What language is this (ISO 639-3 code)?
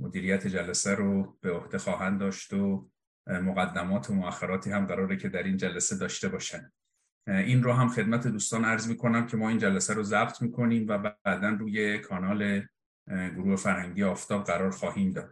fas